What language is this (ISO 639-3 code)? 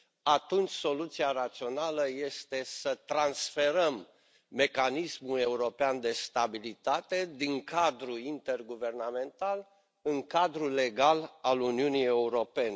ron